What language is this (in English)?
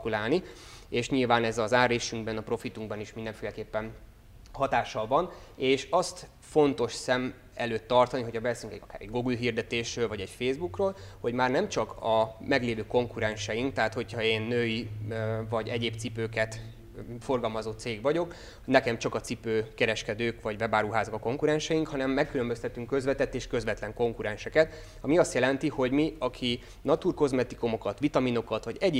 Hungarian